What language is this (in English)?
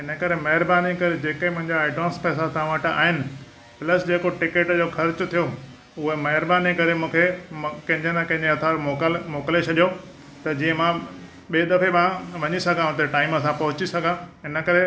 Sindhi